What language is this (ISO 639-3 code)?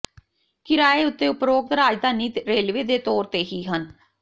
pan